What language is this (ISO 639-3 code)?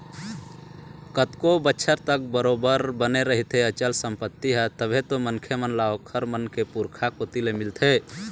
hne